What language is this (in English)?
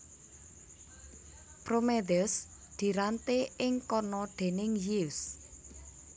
Javanese